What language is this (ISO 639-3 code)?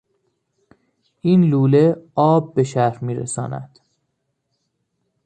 fas